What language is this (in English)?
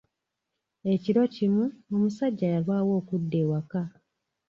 Ganda